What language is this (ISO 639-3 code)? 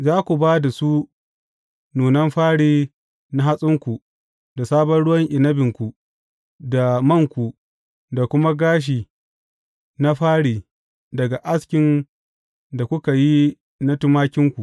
hau